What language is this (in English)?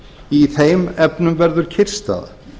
Icelandic